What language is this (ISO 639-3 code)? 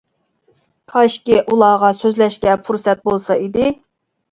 uig